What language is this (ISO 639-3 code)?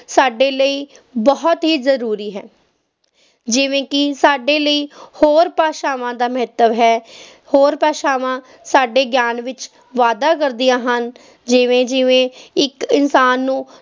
pan